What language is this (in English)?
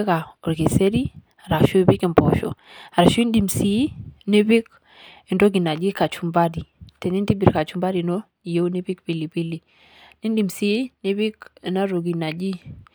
Masai